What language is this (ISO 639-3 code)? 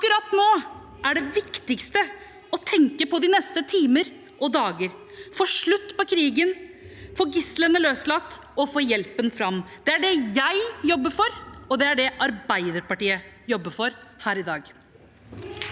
nor